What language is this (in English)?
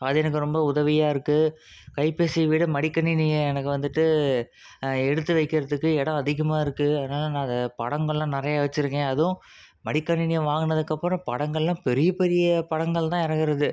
Tamil